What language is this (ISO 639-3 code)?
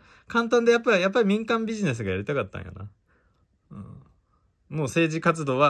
jpn